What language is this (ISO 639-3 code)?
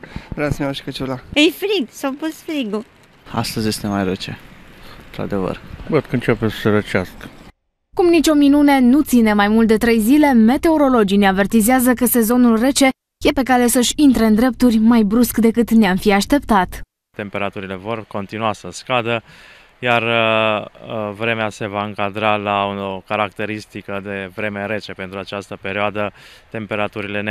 ron